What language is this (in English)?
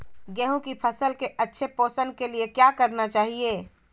Magahi